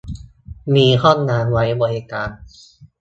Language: Thai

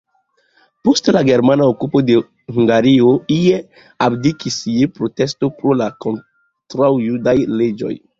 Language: Esperanto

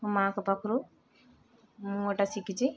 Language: Odia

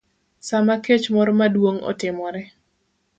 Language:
Luo (Kenya and Tanzania)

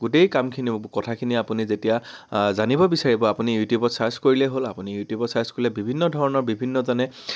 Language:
Assamese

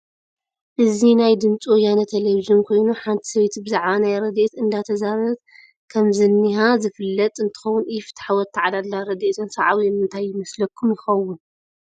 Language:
Tigrinya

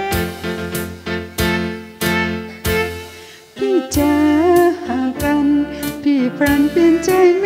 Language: Thai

